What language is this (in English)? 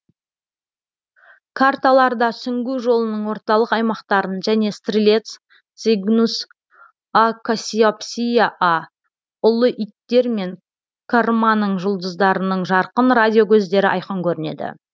Kazakh